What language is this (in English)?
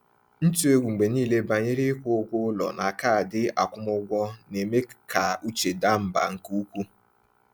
Igbo